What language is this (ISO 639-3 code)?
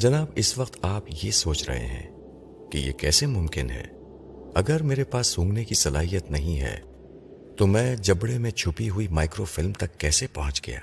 urd